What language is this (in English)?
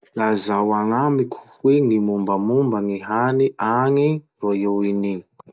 Masikoro Malagasy